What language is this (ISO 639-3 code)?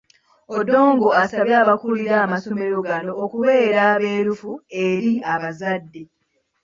lug